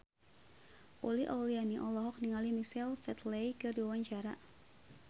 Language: Sundanese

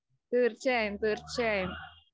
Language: Malayalam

